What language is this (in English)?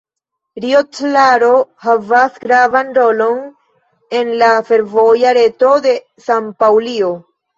Esperanto